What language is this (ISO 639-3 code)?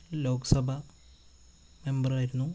mal